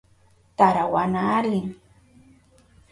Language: Southern Pastaza Quechua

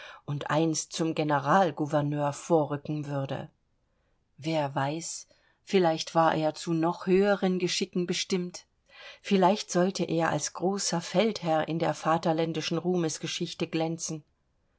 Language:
German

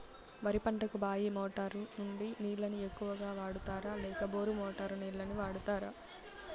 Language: Telugu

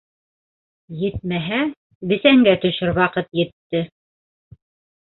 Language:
Bashkir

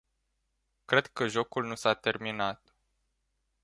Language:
Romanian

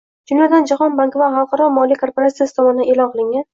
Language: Uzbek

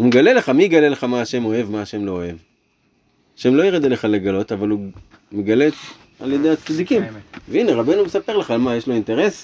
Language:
Hebrew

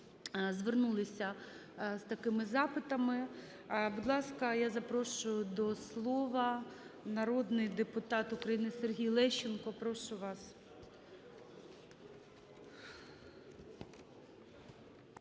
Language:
Ukrainian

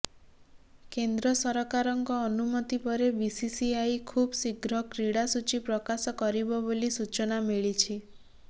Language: Odia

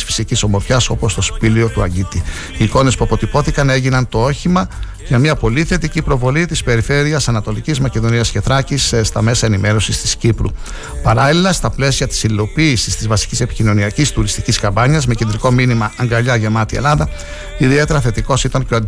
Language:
Greek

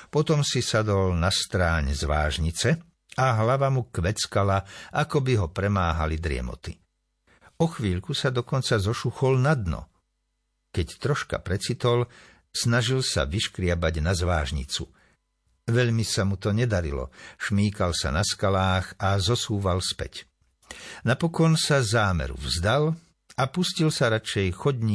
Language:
Slovak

